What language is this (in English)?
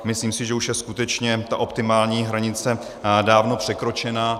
Czech